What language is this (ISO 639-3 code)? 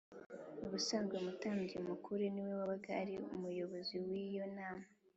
kin